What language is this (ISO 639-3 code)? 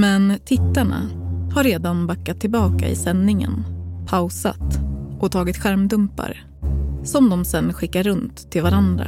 swe